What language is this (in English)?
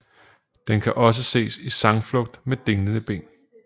Danish